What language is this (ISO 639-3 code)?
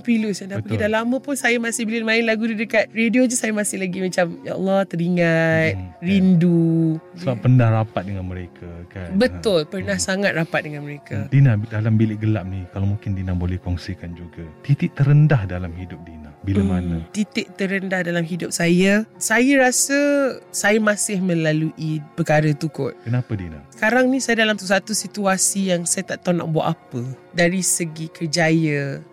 msa